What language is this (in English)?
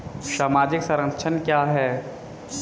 Hindi